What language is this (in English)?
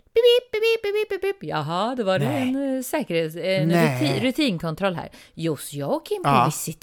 Swedish